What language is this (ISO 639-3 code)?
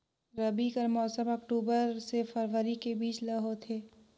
hne